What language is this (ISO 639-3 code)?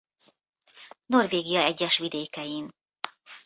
hun